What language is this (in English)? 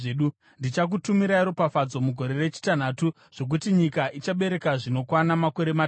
Shona